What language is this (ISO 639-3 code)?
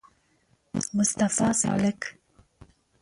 pus